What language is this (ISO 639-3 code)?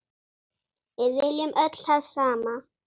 isl